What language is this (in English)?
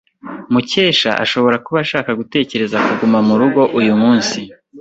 Kinyarwanda